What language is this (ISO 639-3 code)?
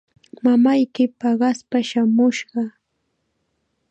qxa